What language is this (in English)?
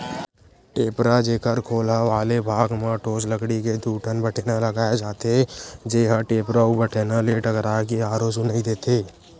Chhattisgarhi